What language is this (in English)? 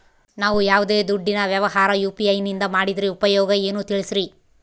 Kannada